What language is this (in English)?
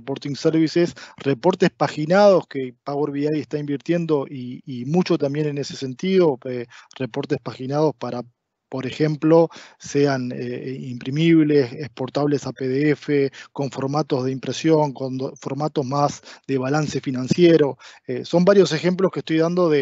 Spanish